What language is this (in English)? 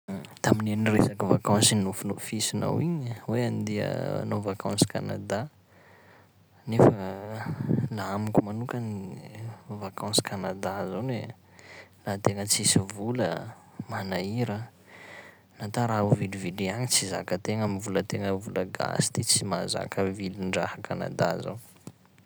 Sakalava Malagasy